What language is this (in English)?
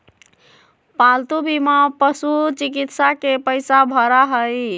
Magahi